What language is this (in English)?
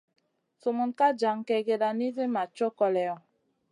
Masana